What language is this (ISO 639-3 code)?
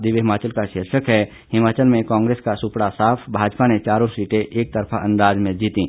hin